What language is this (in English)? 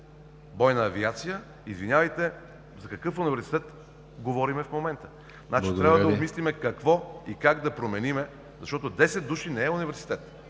Bulgarian